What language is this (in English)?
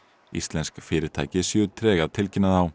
Icelandic